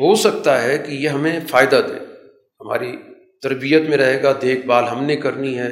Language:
Urdu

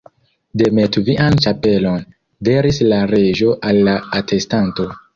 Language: Esperanto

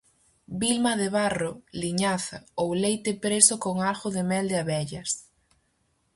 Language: Galician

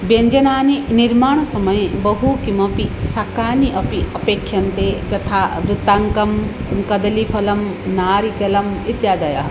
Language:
Sanskrit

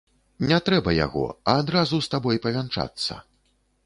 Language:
Belarusian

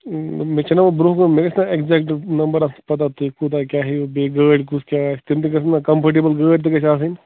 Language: Kashmiri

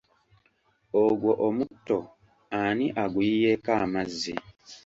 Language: Ganda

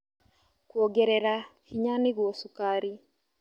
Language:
Kikuyu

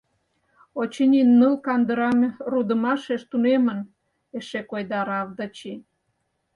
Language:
Mari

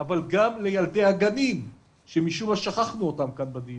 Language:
Hebrew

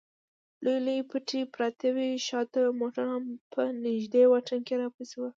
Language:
Pashto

